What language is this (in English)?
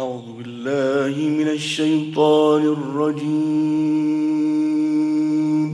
Arabic